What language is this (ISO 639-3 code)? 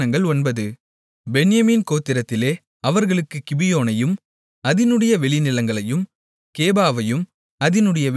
tam